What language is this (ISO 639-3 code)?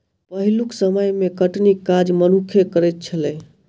mai